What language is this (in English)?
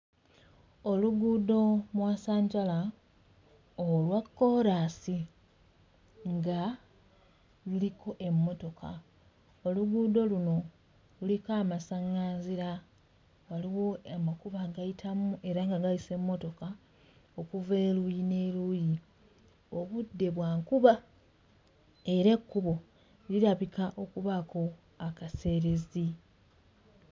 Ganda